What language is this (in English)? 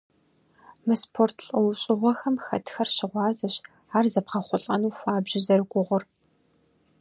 Kabardian